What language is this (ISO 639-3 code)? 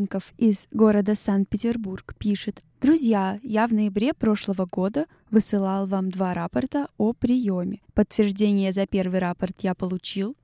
rus